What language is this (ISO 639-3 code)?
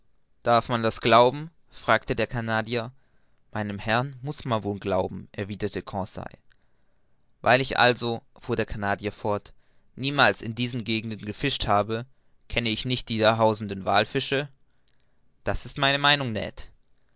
deu